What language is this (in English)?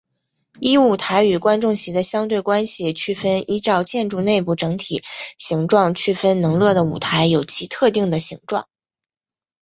Chinese